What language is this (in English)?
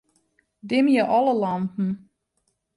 Western Frisian